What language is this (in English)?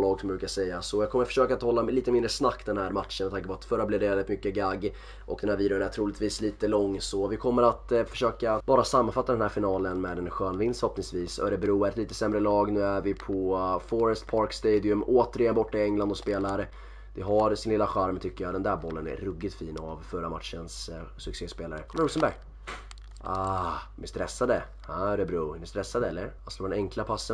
Swedish